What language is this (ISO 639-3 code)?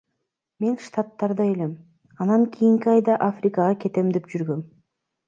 kir